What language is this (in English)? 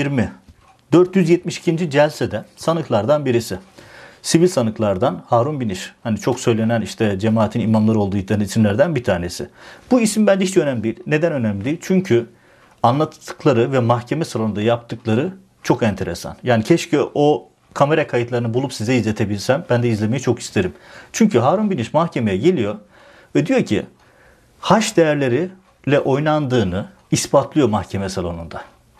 Turkish